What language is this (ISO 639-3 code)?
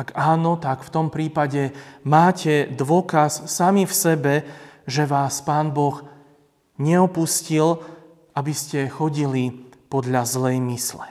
slk